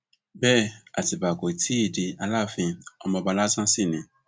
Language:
Yoruba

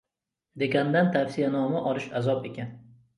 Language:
Uzbek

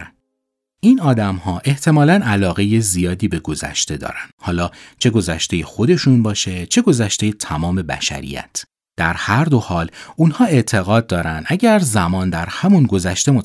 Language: Persian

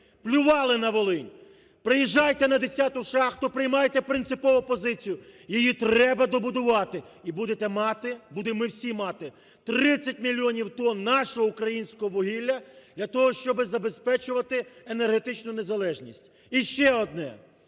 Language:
Ukrainian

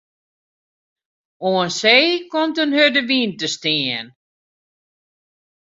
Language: Western Frisian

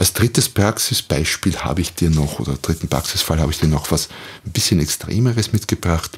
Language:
German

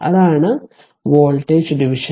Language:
Malayalam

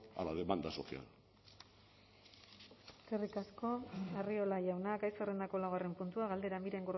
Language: Basque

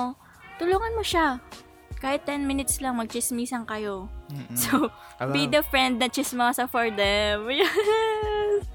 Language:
Filipino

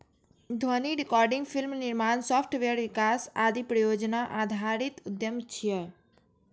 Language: Maithili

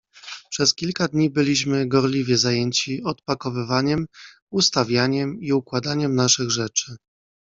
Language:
Polish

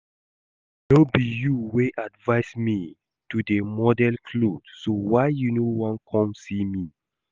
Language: Nigerian Pidgin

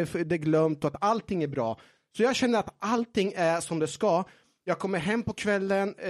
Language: Swedish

